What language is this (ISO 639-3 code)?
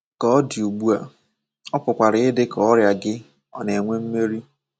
ibo